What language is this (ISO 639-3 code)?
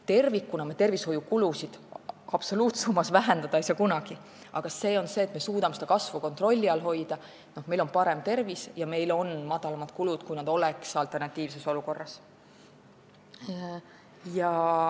est